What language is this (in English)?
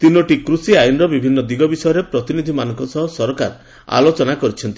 Odia